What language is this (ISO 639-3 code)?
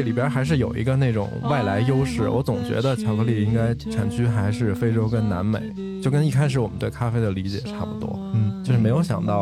zho